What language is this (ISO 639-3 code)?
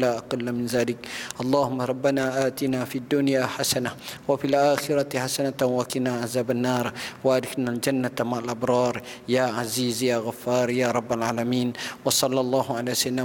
msa